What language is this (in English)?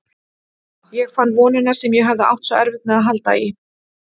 Icelandic